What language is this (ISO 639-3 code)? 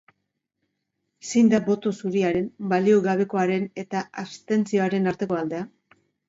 eus